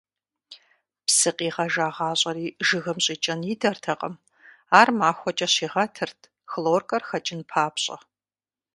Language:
Kabardian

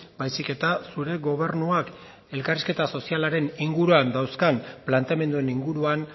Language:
Basque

